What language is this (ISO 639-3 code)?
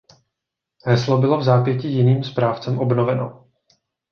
ces